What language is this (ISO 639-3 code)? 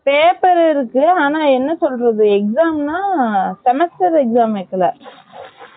tam